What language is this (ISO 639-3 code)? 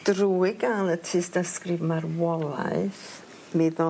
cym